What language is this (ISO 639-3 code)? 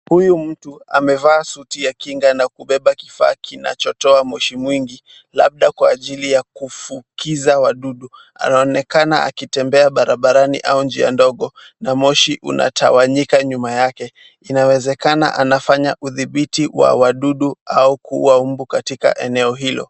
swa